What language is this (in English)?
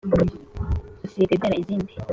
Kinyarwanda